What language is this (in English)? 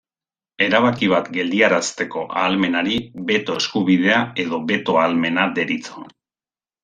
Basque